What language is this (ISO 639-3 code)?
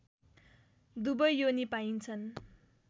nep